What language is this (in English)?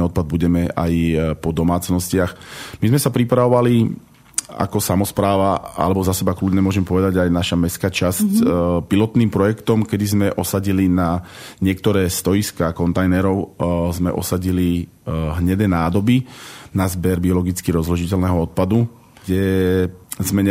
Slovak